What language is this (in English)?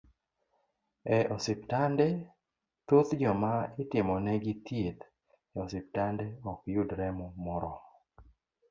Luo (Kenya and Tanzania)